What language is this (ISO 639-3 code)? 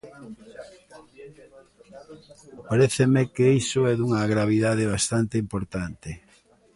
glg